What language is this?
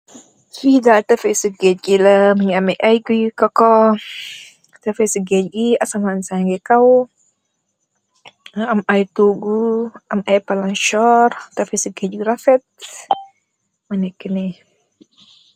Wolof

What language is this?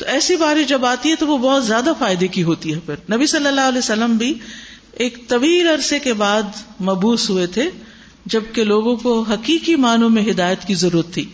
Urdu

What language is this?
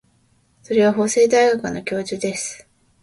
Japanese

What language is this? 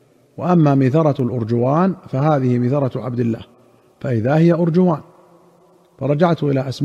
Arabic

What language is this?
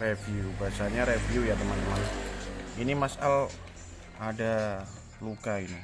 Indonesian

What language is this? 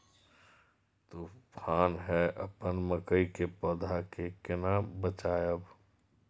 Maithili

